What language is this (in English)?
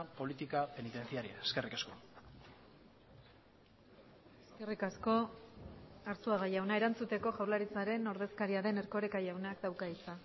Basque